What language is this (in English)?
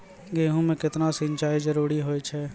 Maithili